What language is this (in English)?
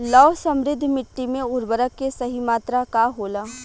Bhojpuri